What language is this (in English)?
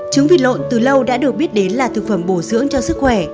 Vietnamese